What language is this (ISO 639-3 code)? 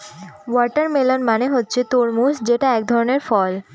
ben